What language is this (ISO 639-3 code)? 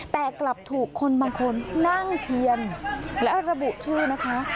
tha